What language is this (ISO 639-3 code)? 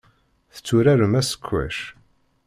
kab